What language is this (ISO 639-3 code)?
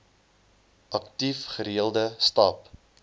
afr